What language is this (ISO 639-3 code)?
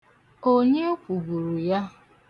ibo